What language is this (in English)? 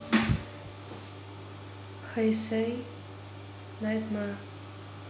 Russian